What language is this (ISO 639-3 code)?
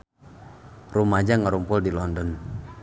sun